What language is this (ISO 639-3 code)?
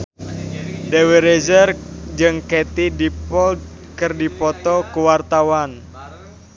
sun